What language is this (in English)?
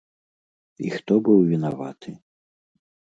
Belarusian